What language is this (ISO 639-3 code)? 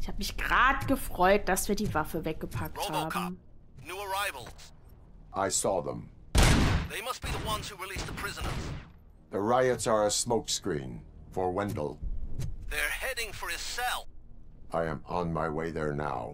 deu